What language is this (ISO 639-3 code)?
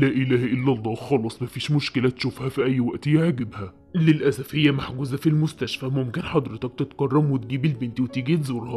ara